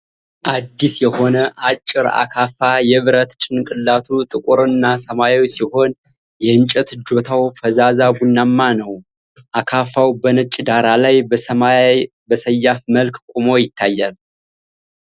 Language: Amharic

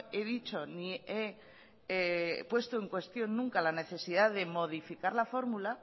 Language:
Spanish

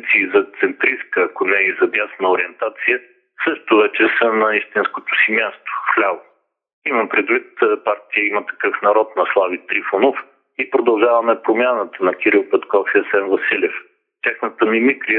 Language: Bulgarian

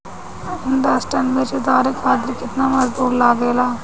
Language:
Bhojpuri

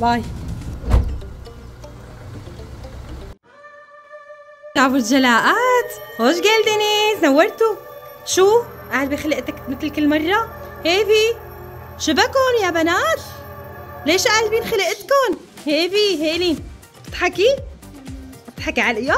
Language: Arabic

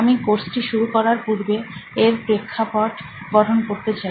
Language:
Bangla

